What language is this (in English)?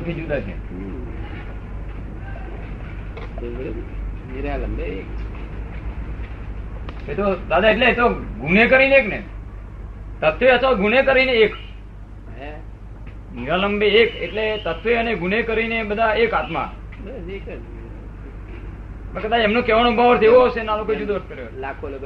Gujarati